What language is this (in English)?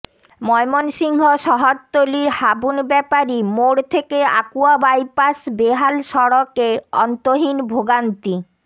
Bangla